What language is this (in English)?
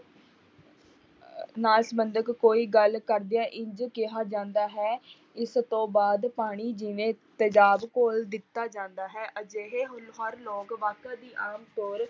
Punjabi